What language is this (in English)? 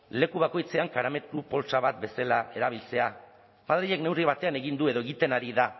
Basque